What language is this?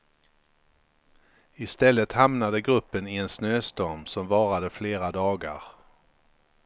Swedish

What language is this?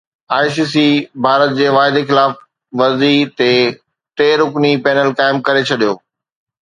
Sindhi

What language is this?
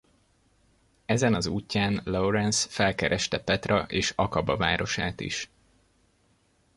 Hungarian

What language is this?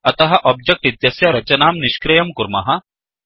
Sanskrit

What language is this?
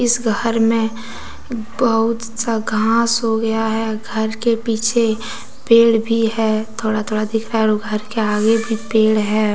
Hindi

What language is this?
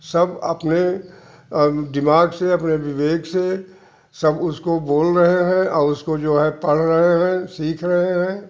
Hindi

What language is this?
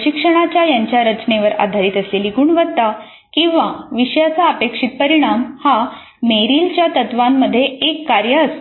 Marathi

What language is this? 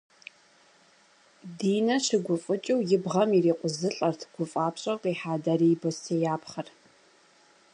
Kabardian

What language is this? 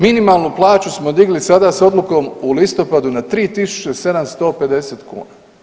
Croatian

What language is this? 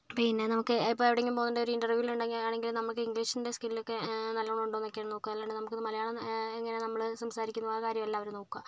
Malayalam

